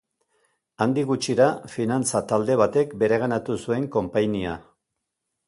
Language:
Basque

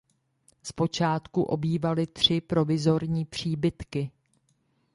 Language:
Czech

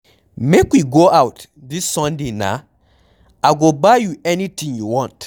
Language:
Nigerian Pidgin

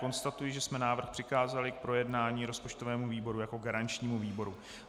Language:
Czech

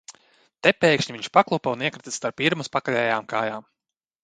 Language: Latvian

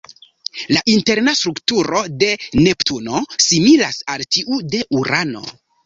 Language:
Esperanto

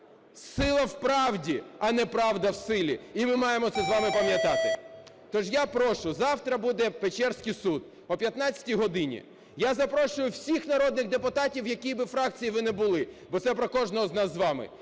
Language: Ukrainian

